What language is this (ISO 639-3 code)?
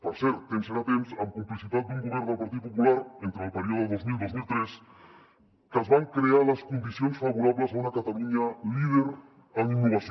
cat